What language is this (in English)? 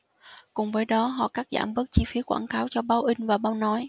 Vietnamese